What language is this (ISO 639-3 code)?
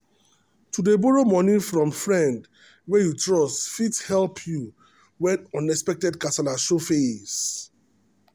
pcm